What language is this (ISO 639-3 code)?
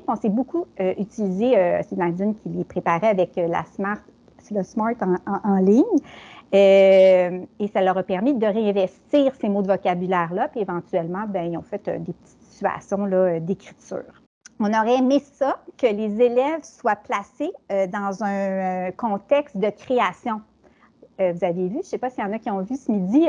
fra